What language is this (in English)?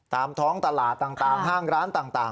Thai